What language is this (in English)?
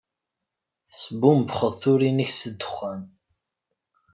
Kabyle